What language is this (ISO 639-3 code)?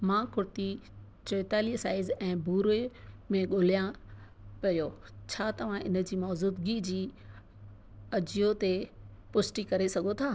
snd